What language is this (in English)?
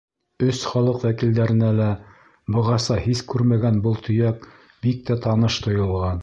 Bashkir